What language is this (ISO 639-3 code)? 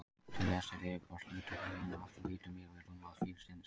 isl